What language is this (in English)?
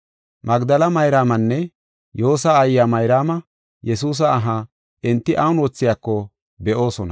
Gofa